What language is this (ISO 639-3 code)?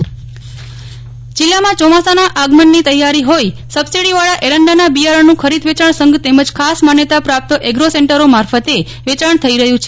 guj